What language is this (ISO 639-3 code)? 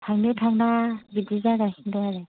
brx